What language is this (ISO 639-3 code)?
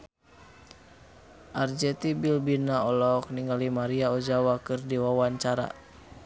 sun